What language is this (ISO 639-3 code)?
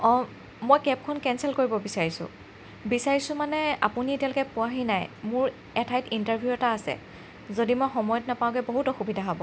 asm